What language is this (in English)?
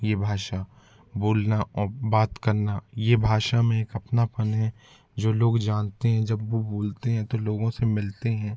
Hindi